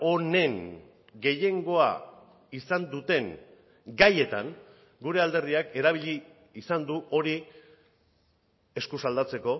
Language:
Basque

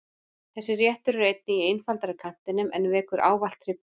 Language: Icelandic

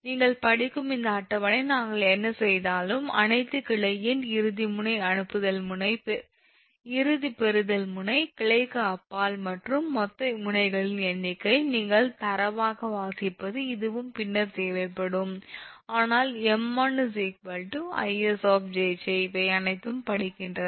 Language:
Tamil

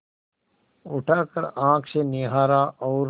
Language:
Hindi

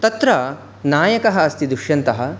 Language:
Sanskrit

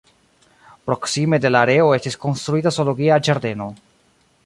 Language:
Esperanto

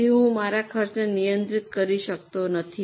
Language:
Gujarati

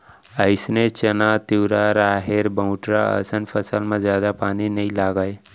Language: Chhattisgarhi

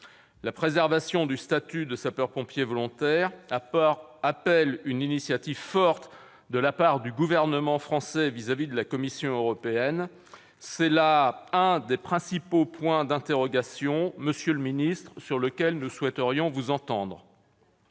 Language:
French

